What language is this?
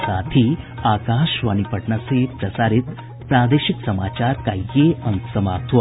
Hindi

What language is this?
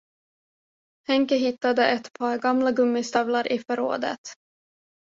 Swedish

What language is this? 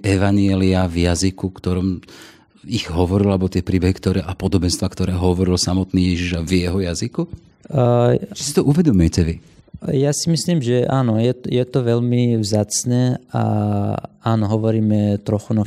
Slovak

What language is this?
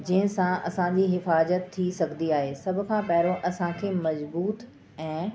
Sindhi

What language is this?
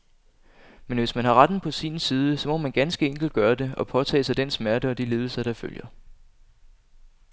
Danish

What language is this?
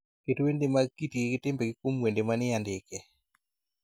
Luo (Kenya and Tanzania)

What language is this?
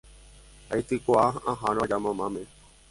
Guarani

